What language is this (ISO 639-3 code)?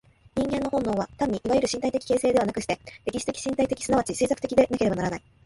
jpn